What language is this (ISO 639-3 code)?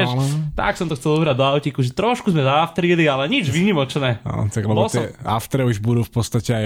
slk